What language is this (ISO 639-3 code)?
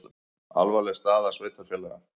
isl